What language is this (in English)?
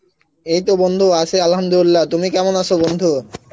Bangla